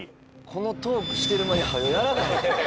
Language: Japanese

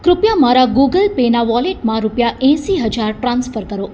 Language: Gujarati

